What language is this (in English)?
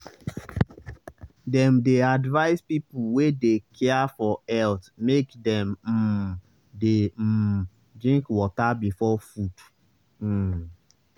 Nigerian Pidgin